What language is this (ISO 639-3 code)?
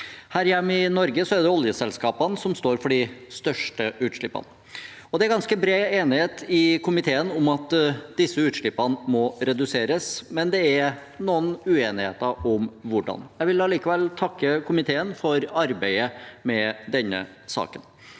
nor